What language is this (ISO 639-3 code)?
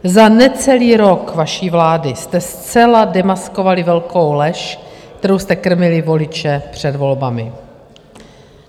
ces